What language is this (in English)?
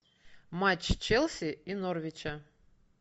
Russian